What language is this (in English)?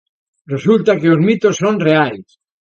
Galician